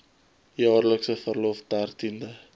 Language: Afrikaans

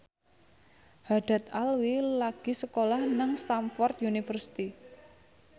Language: Javanese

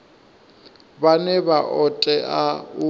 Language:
Venda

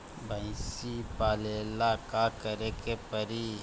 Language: Bhojpuri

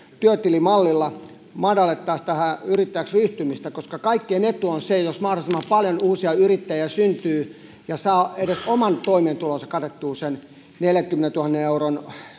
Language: Finnish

